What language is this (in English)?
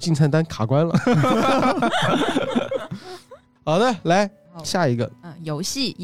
Chinese